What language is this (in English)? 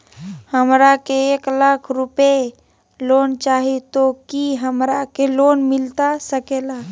Magahi